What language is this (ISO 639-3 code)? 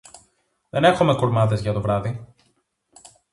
ell